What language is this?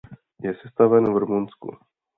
Czech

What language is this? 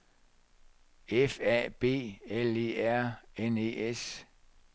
Danish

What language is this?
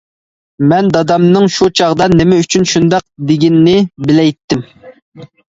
Uyghur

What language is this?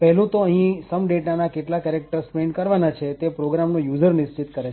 Gujarati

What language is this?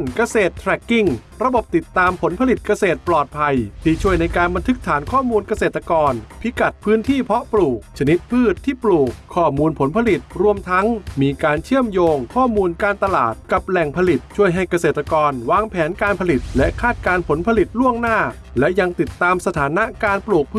Thai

